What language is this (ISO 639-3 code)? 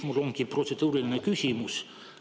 est